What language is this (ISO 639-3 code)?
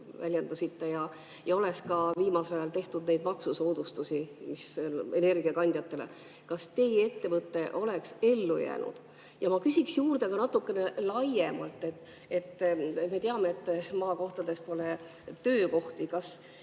est